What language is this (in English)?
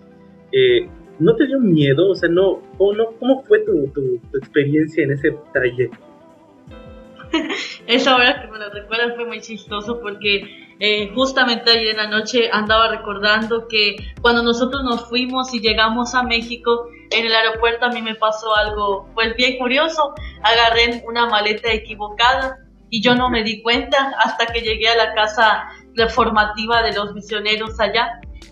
Spanish